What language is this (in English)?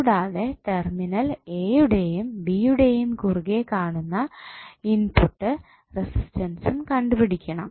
Malayalam